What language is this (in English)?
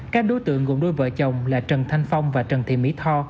Vietnamese